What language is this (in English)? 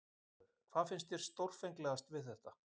Icelandic